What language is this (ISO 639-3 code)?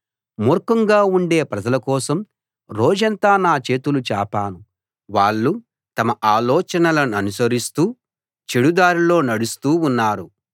tel